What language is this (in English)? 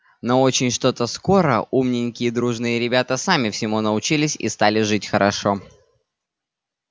Russian